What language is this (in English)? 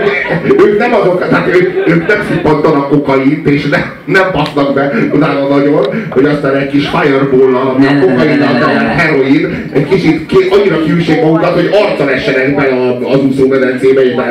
Hungarian